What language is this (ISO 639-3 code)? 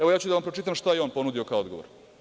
srp